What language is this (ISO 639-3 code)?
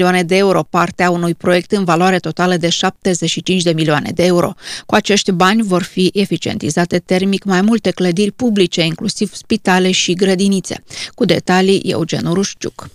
ron